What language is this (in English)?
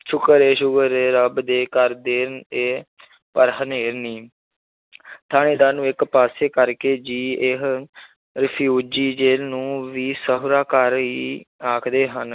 Punjabi